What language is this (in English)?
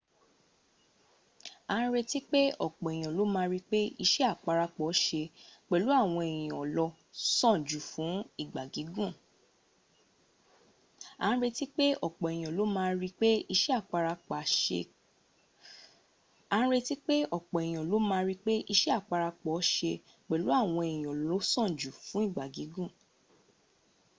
Yoruba